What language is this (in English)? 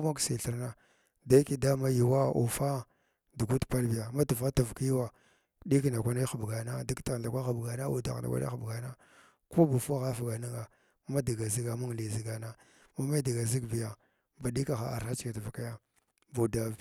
Glavda